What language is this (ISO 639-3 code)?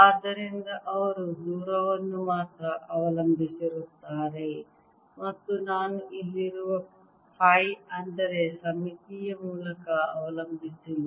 kan